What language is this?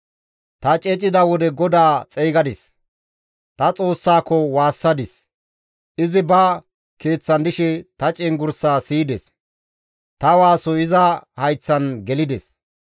Gamo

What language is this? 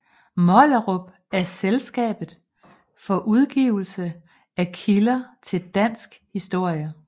Danish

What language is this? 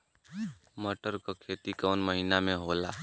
Bhojpuri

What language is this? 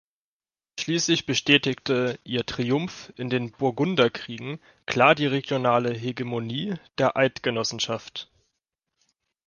German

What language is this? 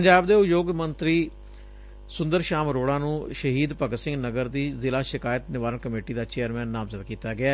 Punjabi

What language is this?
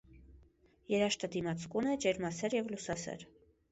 Armenian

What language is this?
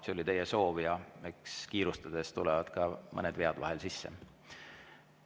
Estonian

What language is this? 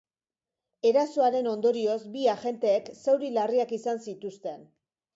Basque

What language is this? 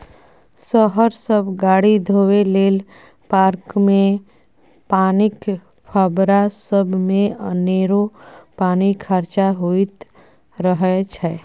Maithili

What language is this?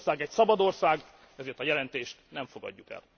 Hungarian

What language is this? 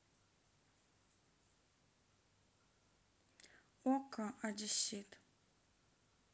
Russian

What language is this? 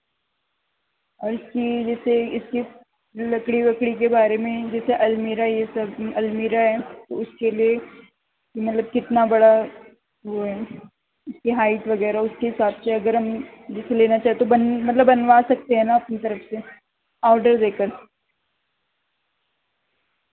Urdu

